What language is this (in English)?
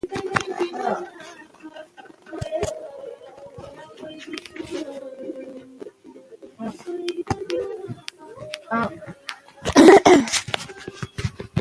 Pashto